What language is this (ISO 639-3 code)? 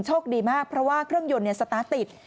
tha